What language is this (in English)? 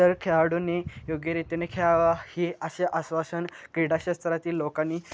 Marathi